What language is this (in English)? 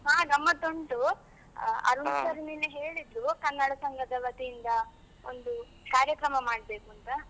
Kannada